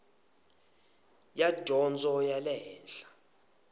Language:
Tsonga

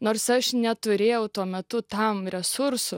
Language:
Lithuanian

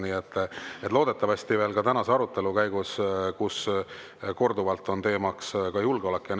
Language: Estonian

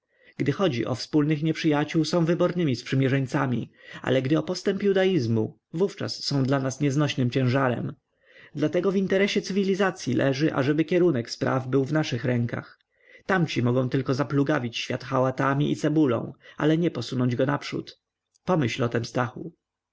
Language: Polish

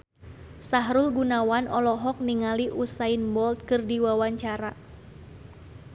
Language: Sundanese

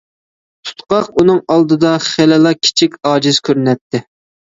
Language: Uyghur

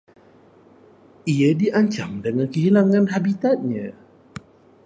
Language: Malay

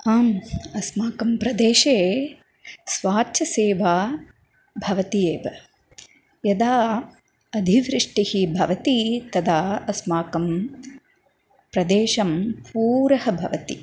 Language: Sanskrit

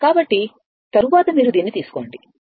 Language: Telugu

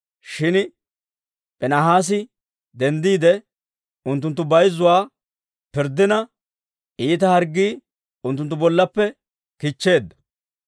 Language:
Dawro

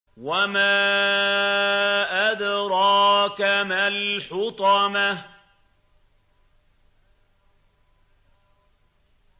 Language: Arabic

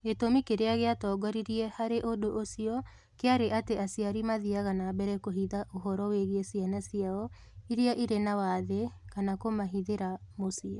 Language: Kikuyu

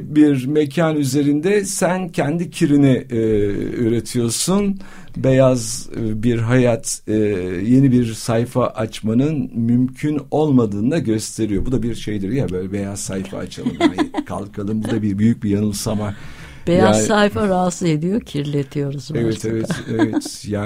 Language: Turkish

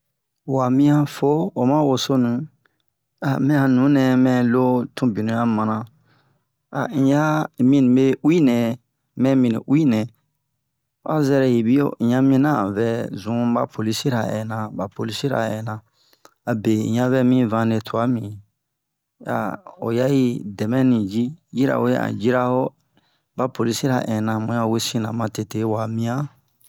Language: Bomu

